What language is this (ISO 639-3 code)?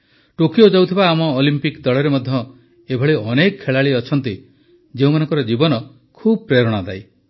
ori